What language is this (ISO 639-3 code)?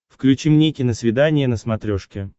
rus